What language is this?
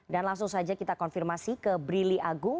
Indonesian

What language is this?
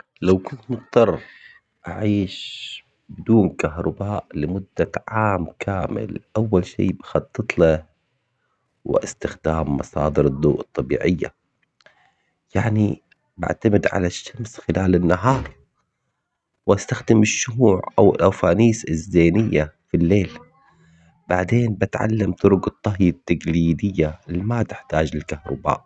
Omani Arabic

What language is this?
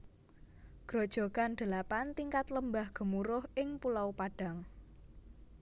Javanese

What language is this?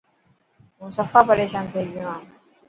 Dhatki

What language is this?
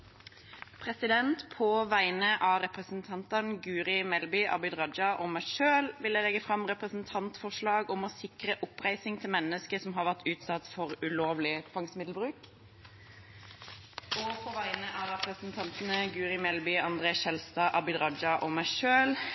Norwegian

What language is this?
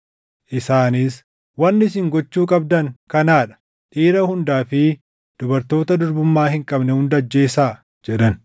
Oromo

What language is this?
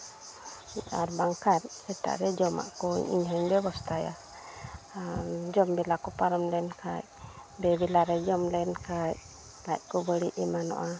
Santali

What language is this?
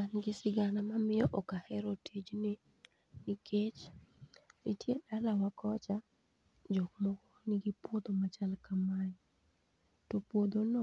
Luo (Kenya and Tanzania)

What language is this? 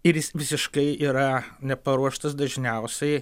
Lithuanian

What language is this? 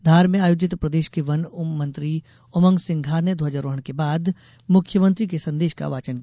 Hindi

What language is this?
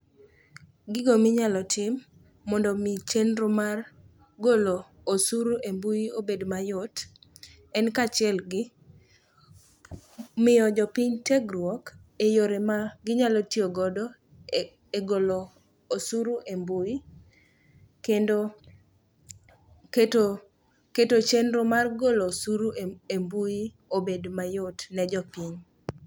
Luo (Kenya and Tanzania)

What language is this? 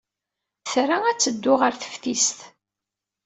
Kabyle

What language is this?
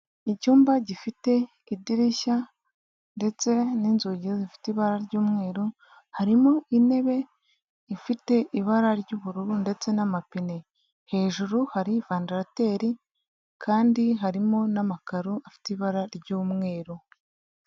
Kinyarwanda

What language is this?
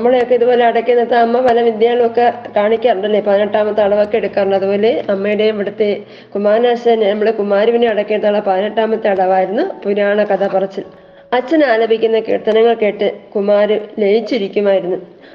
Malayalam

